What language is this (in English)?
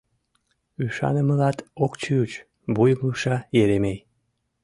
Mari